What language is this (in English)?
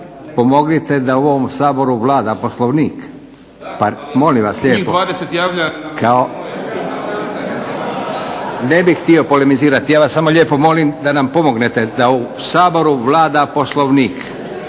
Croatian